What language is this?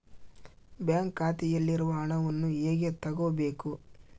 Kannada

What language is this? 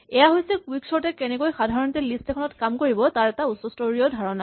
Assamese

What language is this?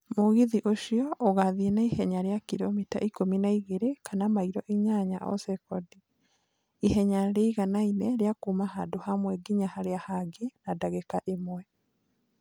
Kikuyu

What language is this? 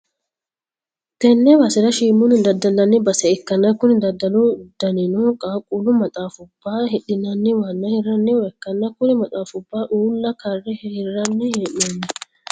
Sidamo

